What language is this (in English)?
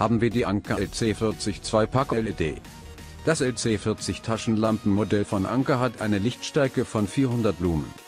German